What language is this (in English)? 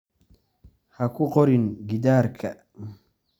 Somali